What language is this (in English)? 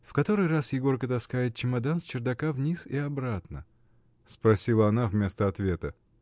Russian